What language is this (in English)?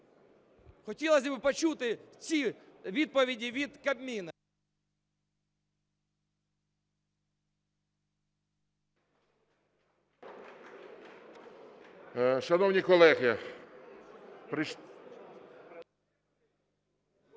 Ukrainian